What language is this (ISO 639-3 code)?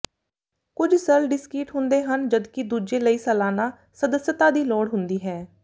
pan